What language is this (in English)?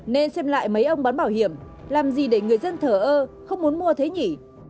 Vietnamese